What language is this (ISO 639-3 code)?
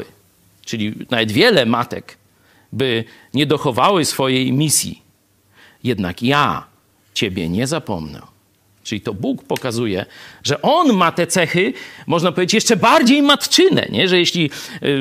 pol